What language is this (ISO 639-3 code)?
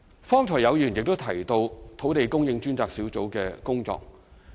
yue